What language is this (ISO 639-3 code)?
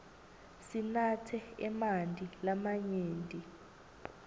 ssw